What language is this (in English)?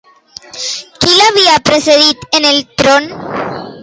Catalan